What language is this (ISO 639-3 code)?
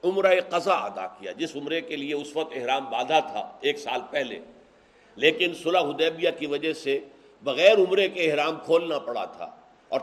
urd